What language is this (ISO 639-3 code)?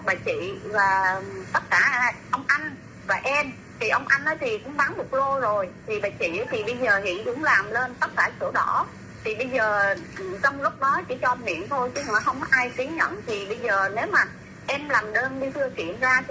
vie